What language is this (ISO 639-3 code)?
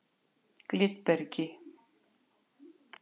isl